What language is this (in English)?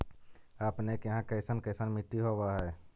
Magahi